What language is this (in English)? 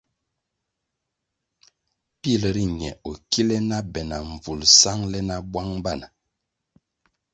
Kwasio